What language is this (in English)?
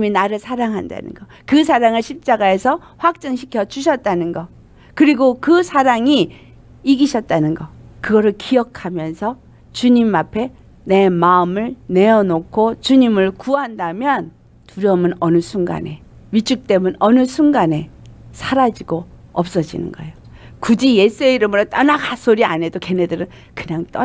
Korean